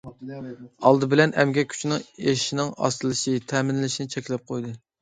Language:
Uyghur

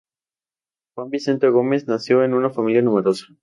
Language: Spanish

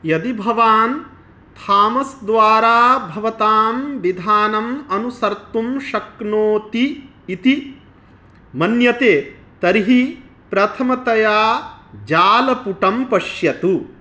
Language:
Sanskrit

